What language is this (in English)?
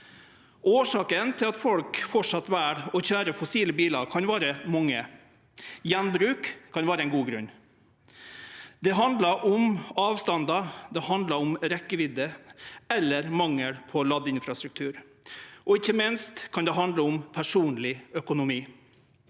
Norwegian